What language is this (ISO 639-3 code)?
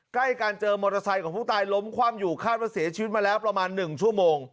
tha